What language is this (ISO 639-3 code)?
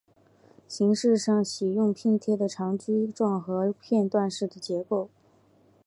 zho